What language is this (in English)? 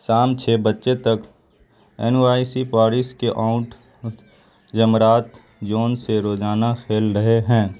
Urdu